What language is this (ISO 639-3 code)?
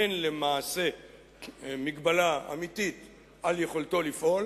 heb